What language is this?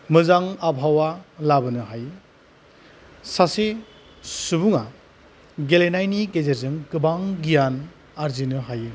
Bodo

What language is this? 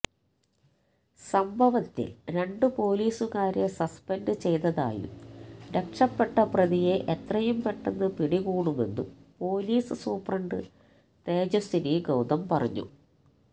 Malayalam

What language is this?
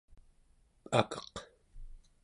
Central Yupik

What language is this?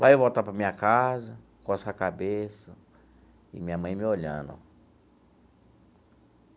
Portuguese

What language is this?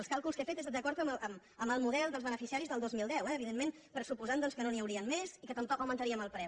Catalan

